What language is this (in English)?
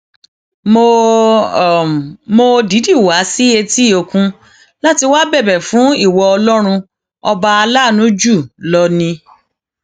Yoruba